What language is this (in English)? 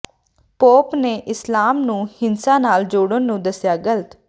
Punjabi